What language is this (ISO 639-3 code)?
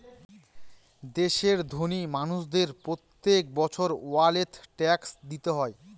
ben